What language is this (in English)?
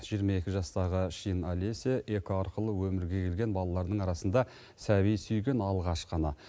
Kazakh